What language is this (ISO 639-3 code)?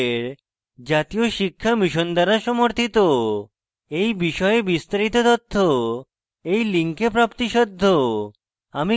ben